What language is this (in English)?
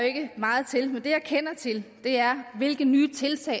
Danish